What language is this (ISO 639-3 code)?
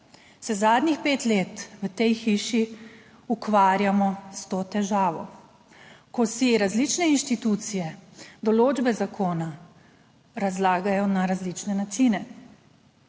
slv